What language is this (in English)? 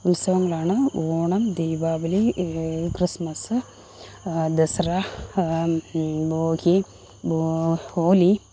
Malayalam